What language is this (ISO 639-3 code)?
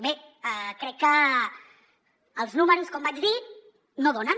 cat